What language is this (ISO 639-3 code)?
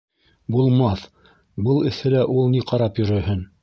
bak